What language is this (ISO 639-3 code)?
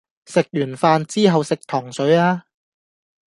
yue